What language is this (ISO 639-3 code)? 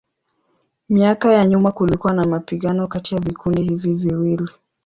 swa